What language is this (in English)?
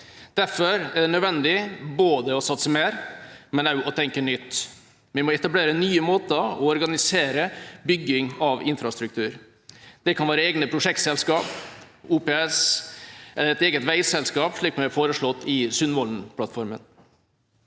Norwegian